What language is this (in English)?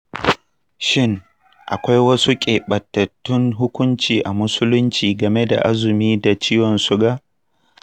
Hausa